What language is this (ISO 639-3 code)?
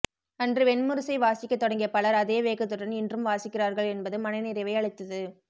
tam